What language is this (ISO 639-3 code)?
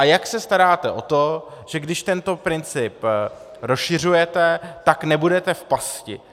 ces